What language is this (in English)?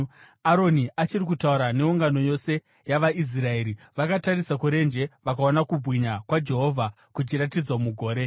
Shona